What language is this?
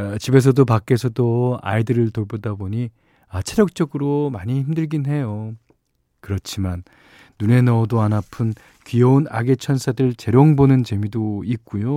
Korean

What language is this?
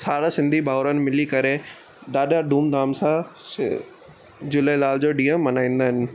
Sindhi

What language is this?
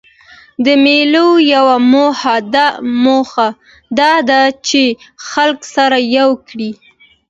Pashto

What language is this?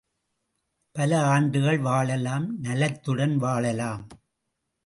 Tamil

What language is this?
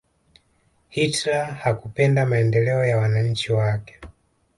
Swahili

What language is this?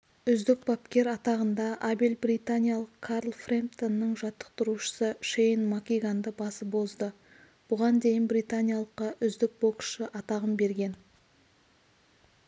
Kazakh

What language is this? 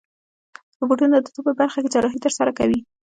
Pashto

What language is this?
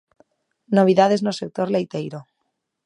Galician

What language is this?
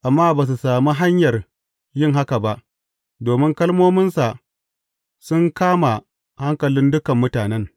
Hausa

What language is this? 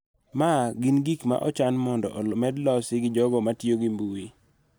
Luo (Kenya and Tanzania)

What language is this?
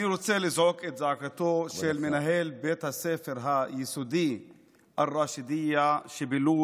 Hebrew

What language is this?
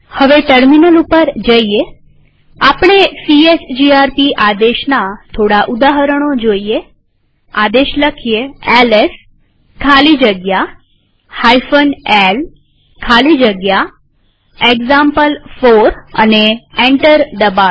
Gujarati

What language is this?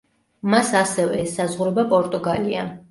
Georgian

